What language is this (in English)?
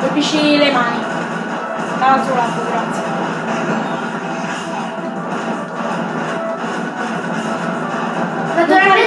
Italian